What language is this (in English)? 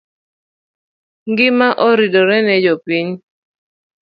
Luo (Kenya and Tanzania)